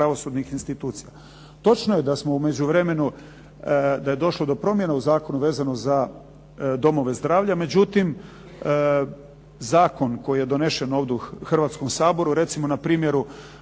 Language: Croatian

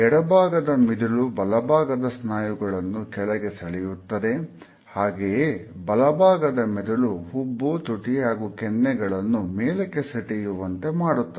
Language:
Kannada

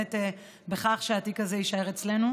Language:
Hebrew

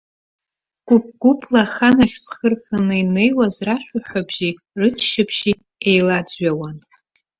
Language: Abkhazian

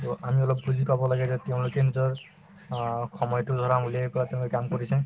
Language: Assamese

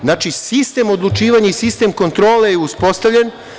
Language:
Serbian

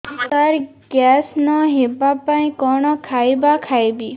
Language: Odia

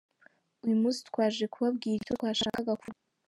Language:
Kinyarwanda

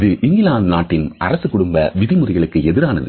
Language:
Tamil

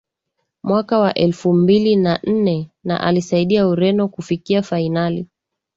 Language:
Swahili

